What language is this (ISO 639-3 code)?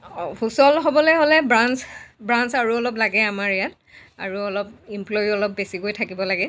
asm